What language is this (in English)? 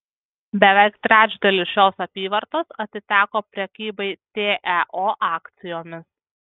Lithuanian